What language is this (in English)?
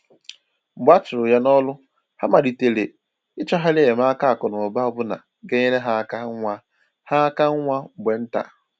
Igbo